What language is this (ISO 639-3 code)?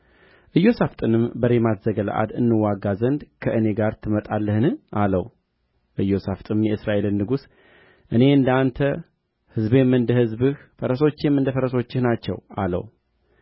amh